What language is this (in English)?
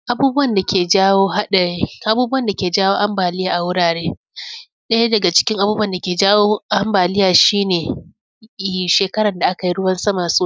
Hausa